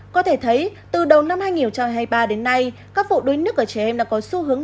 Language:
Vietnamese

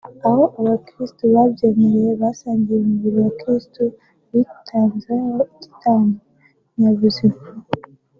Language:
Kinyarwanda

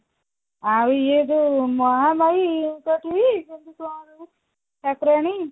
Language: Odia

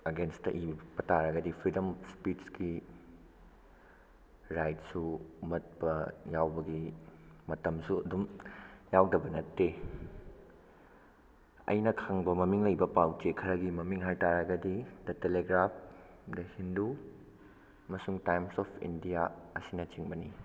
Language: Manipuri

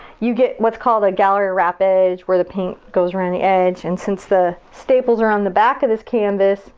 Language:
English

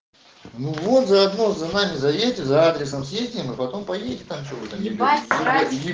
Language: Russian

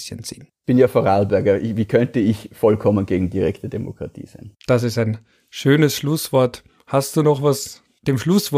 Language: German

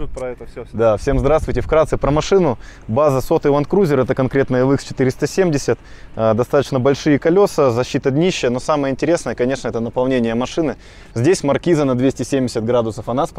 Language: Russian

